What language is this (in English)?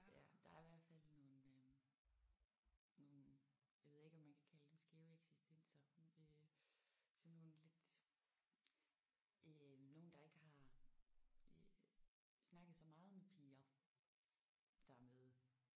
Danish